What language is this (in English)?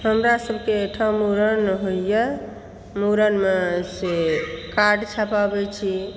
Maithili